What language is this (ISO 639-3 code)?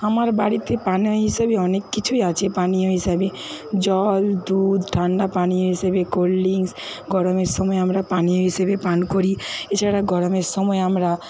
ben